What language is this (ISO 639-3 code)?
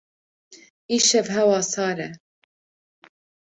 kur